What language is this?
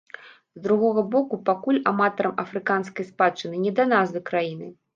Belarusian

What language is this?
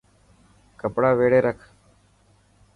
Dhatki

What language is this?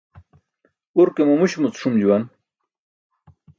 Burushaski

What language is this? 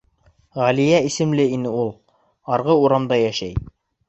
Bashkir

